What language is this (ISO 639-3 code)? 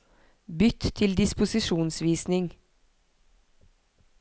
nor